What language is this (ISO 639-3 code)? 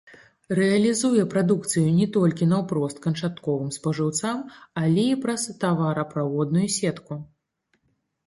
bel